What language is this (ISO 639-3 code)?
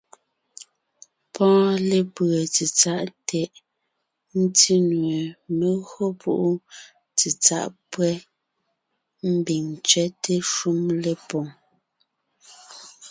nnh